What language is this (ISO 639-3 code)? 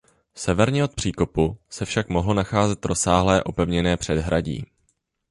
ces